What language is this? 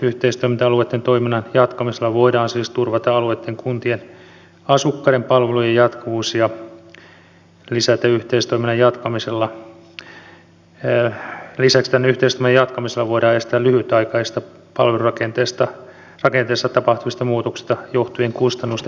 Finnish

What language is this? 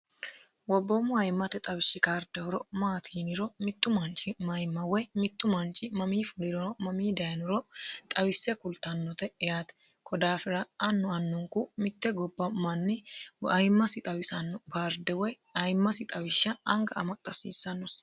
Sidamo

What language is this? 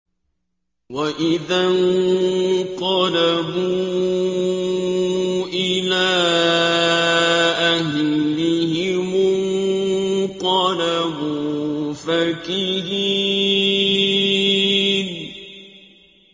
Arabic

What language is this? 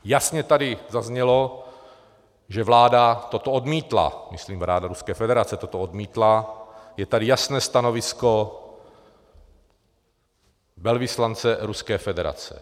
Czech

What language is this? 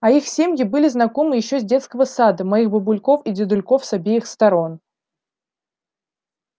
Russian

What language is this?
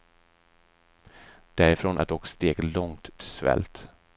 Swedish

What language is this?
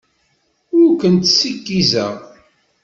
Kabyle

